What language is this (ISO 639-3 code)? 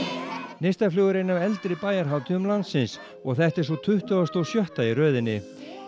isl